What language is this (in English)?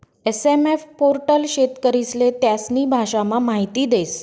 Marathi